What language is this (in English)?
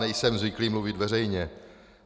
Czech